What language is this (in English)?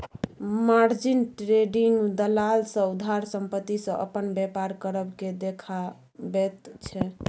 Maithili